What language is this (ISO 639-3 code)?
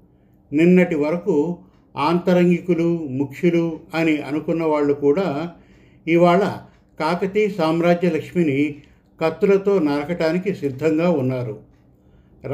tel